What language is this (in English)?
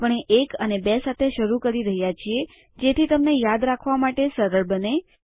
Gujarati